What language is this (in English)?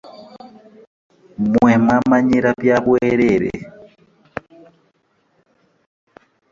Ganda